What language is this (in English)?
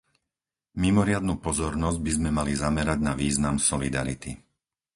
Slovak